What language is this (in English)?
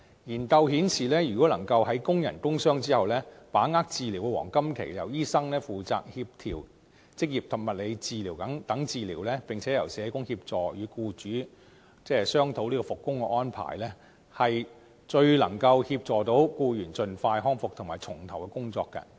Cantonese